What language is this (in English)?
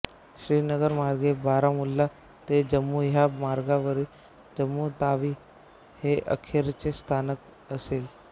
Marathi